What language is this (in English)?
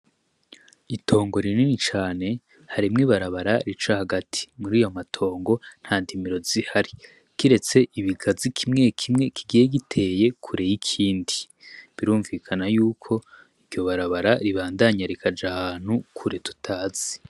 Rundi